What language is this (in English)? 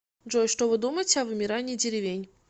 Russian